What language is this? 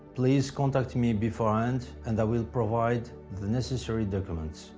English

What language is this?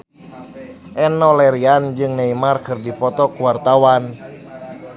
Sundanese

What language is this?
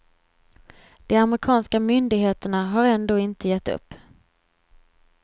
Swedish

